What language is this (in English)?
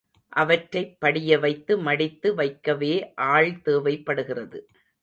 Tamil